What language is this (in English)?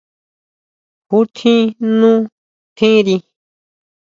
Huautla Mazatec